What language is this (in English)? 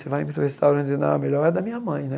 Portuguese